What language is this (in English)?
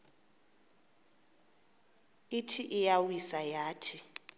Xhosa